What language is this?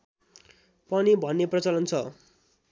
Nepali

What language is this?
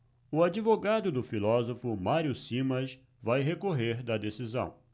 Portuguese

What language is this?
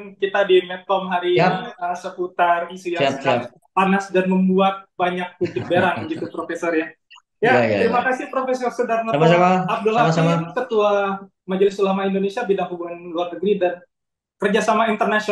Indonesian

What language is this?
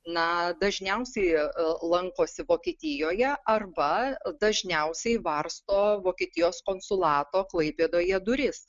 Lithuanian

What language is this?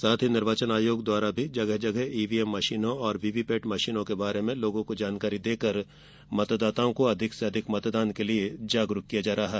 Hindi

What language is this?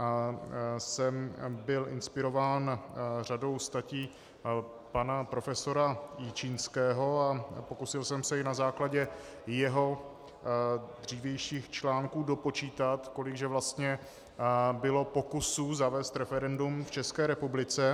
Czech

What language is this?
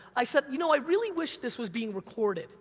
English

